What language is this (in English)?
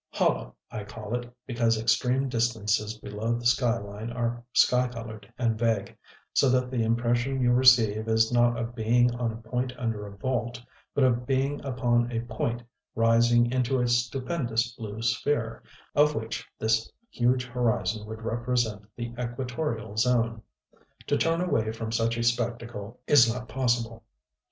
English